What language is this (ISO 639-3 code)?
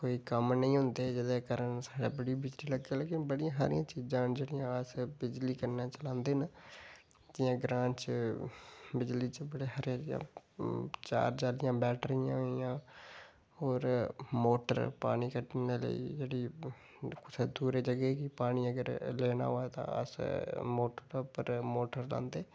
doi